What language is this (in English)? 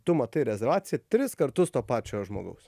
Lithuanian